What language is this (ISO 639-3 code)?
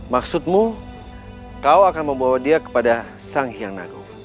ind